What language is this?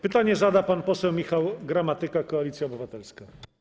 Polish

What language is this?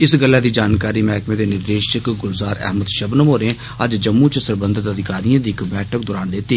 Dogri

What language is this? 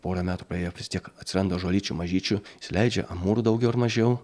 Lithuanian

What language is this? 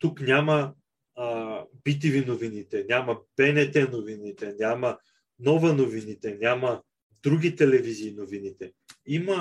Bulgarian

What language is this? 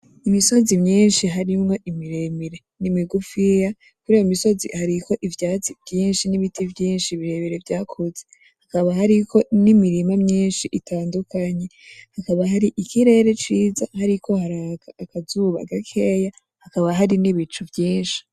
Rundi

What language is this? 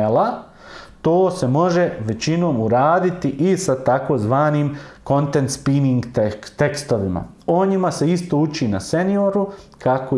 Serbian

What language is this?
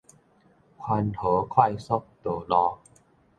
Min Nan Chinese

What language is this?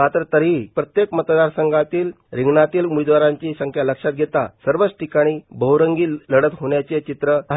Marathi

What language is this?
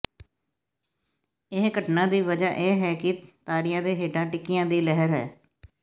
Punjabi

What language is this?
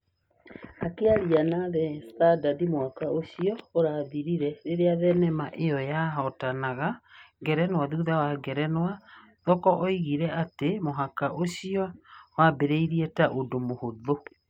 Kikuyu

